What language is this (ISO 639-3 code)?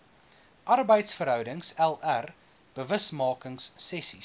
afr